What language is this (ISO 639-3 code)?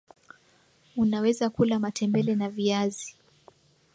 swa